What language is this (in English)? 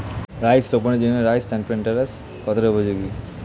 Bangla